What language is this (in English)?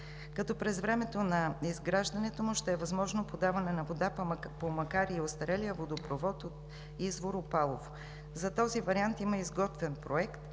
Bulgarian